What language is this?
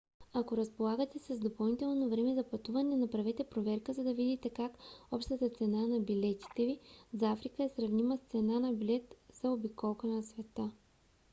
Bulgarian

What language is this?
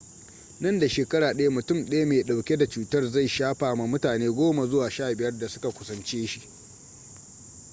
Hausa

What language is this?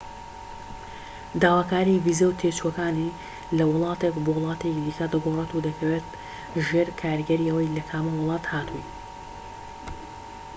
Central Kurdish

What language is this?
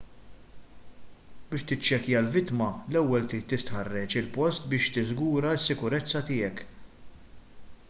Maltese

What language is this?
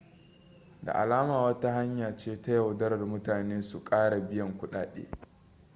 Hausa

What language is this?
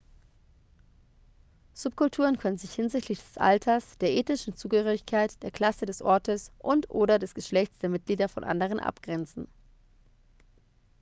German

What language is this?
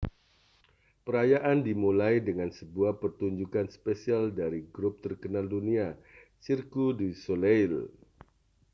Indonesian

